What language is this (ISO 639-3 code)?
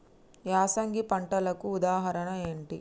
tel